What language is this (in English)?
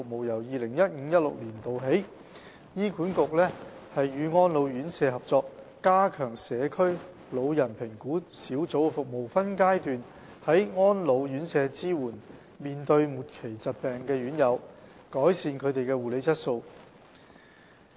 Cantonese